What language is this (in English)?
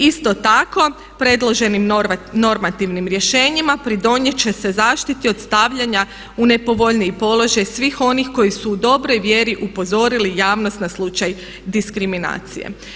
Croatian